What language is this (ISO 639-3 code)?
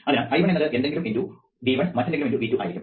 mal